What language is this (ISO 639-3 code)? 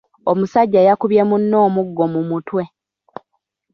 lug